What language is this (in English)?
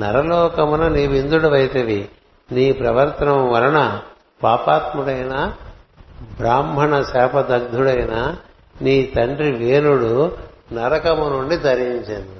Telugu